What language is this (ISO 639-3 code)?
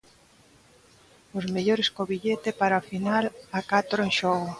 glg